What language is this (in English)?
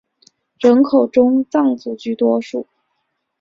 Chinese